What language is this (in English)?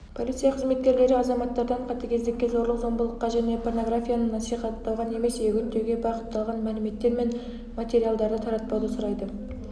Kazakh